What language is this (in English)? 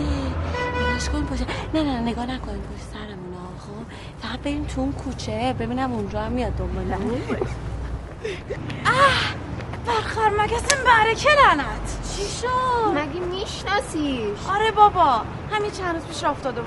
Persian